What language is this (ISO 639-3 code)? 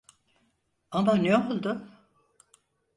tur